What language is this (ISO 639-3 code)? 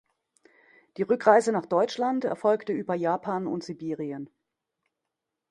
deu